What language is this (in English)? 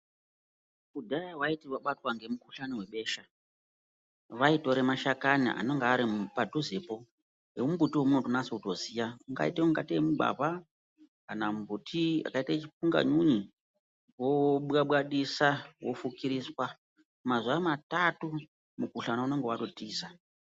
Ndau